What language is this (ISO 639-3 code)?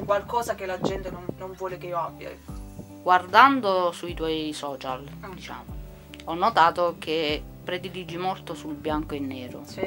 ita